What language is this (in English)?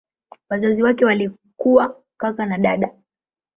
Swahili